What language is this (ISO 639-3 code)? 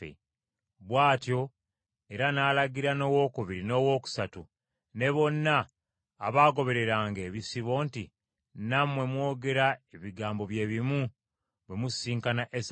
lug